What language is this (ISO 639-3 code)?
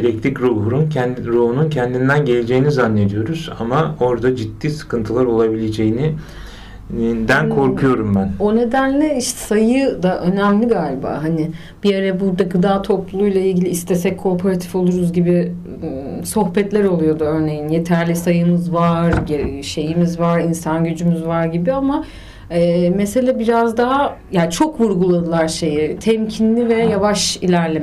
tur